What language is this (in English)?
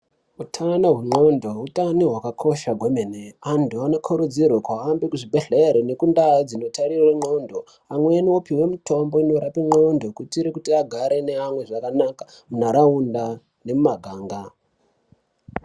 Ndau